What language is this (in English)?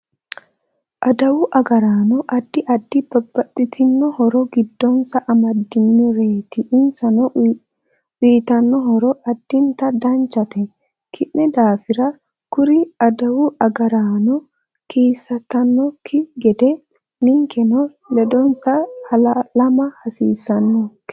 Sidamo